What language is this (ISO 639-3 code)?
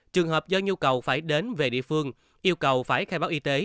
vie